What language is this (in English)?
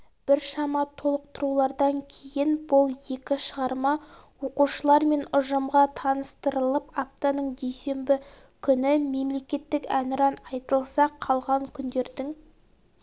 Kazakh